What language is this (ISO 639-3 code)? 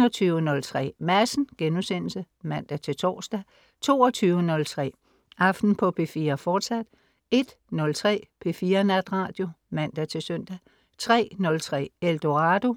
dan